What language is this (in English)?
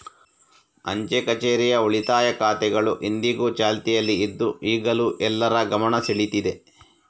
Kannada